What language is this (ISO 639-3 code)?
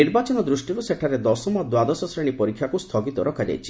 ori